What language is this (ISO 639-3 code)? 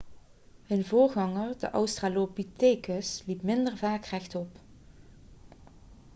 nld